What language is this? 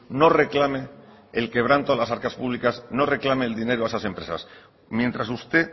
Spanish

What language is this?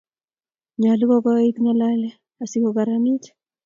Kalenjin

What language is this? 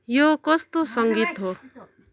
Nepali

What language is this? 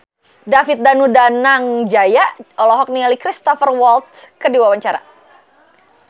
Sundanese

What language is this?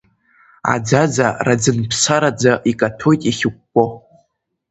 Abkhazian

